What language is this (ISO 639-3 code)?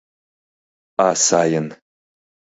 chm